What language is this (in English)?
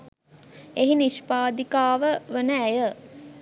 Sinhala